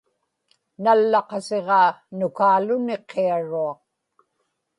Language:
Inupiaq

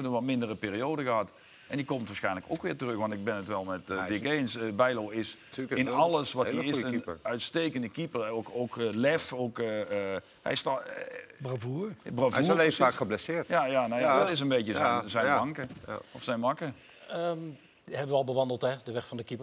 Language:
Dutch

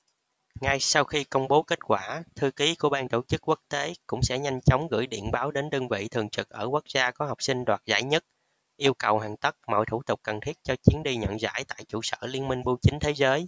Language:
Vietnamese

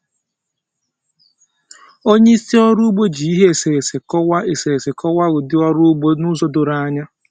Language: Igbo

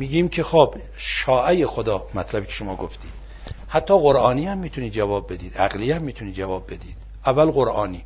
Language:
Persian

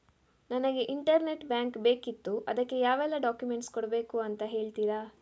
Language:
Kannada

